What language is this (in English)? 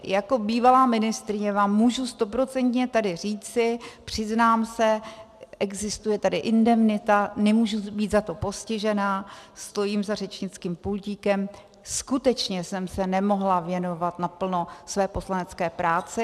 Czech